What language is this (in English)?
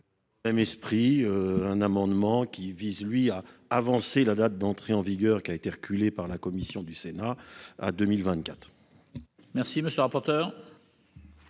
French